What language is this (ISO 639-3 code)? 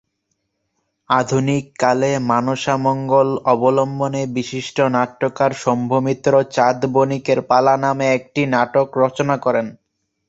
ben